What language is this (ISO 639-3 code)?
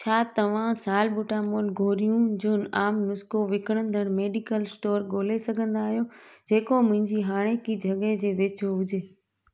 snd